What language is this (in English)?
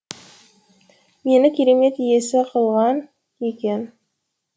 Kazakh